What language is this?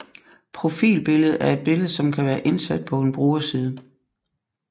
Danish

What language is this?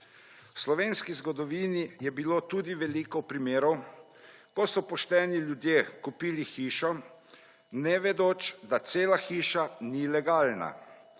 Slovenian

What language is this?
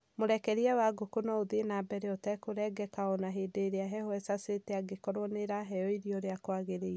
Kikuyu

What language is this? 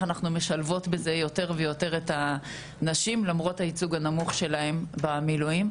Hebrew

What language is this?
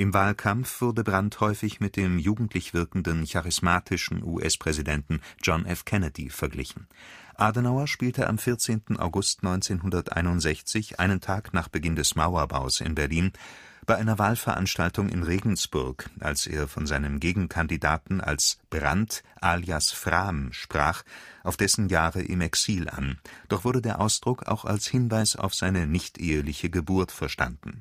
German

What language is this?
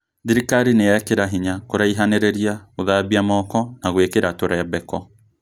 Kikuyu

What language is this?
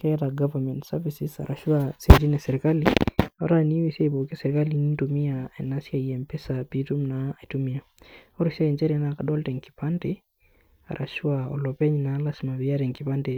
Masai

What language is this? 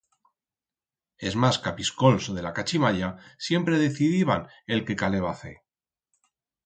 Aragonese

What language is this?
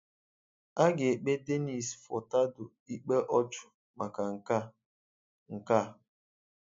Igbo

